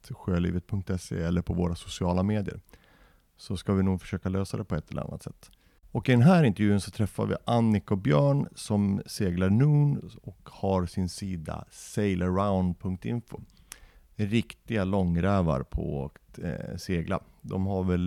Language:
Swedish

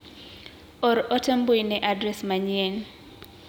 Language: Luo (Kenya and Tanzania)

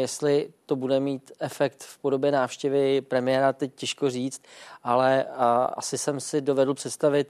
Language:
Czech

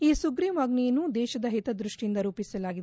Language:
Kannada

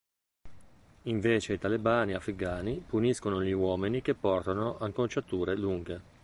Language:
Italian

